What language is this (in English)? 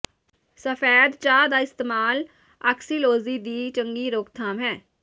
Punjabi